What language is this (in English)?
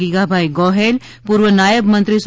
Gujarati